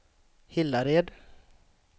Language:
Swedish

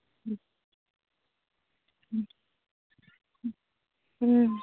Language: Tamil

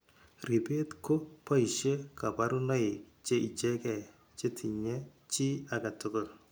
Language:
Kalenjin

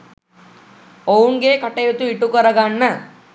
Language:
Sinhala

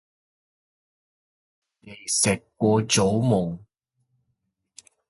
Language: Cantonese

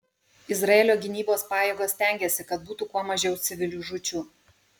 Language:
Lithuanian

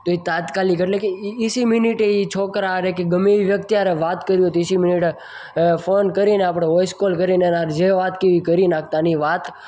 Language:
Gujarati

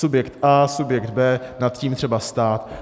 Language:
Czech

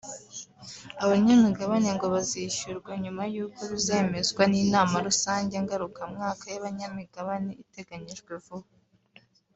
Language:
Kinyarwanda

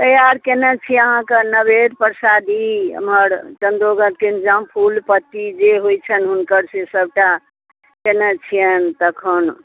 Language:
Maithili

